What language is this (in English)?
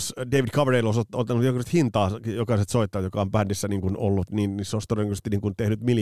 Finnish